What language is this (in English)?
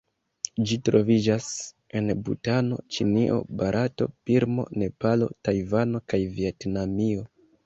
Esperanto